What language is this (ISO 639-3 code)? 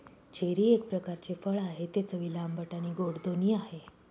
mar